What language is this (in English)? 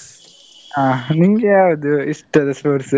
Kannada